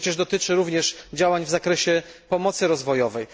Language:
Polish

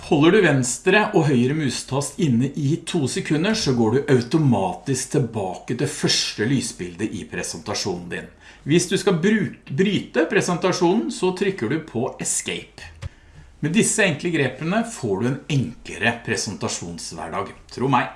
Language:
Norwegian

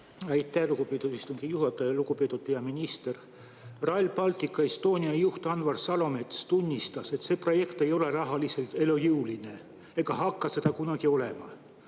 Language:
Estonian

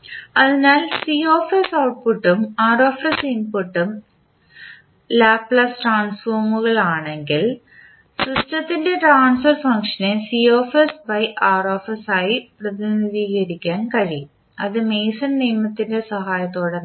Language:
Malayalam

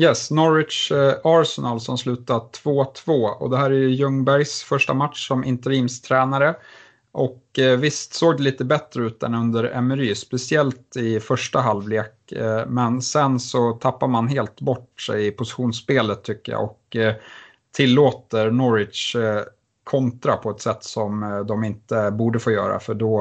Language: Swedish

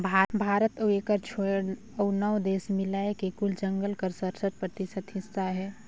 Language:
Chhattisgarhi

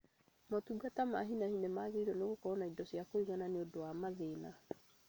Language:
Kikuyu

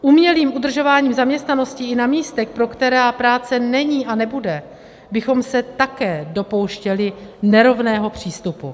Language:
Czech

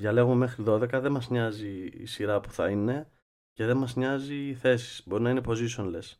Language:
Greek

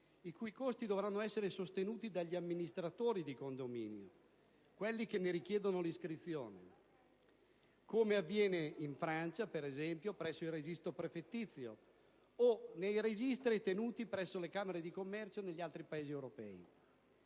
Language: Italian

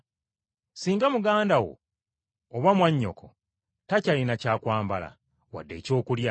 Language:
Ganda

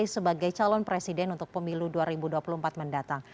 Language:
Indonesian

